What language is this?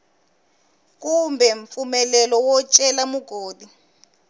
Tsonga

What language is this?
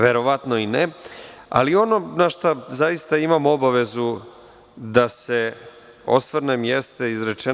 Serbian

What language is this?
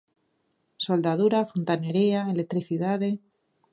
Galician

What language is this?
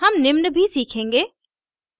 Hindi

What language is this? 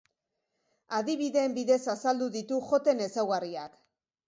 Basque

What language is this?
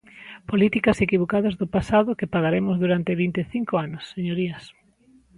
Galician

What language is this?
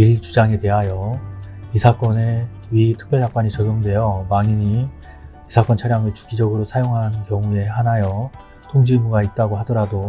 Korean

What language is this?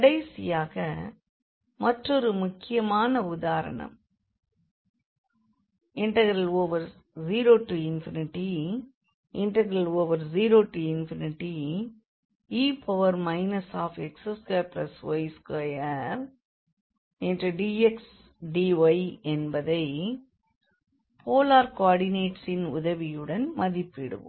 Tamil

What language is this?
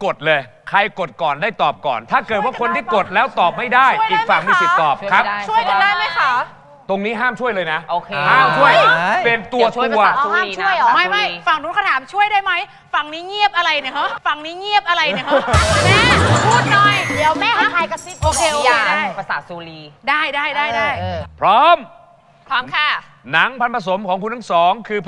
Thai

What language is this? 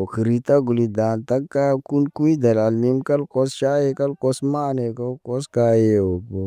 Naba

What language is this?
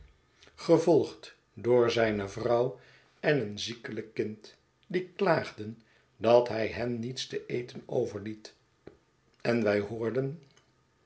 Dutch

